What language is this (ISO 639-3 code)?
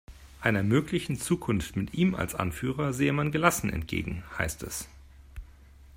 deu